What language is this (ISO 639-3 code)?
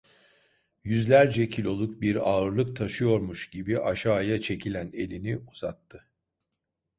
tur